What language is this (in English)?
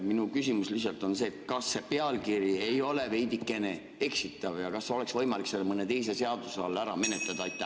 Estonian